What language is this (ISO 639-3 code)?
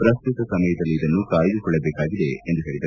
kan